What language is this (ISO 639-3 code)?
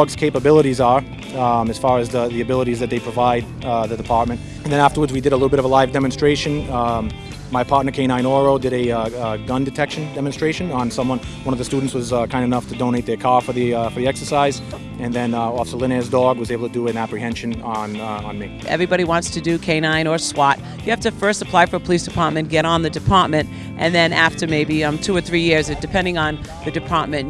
eng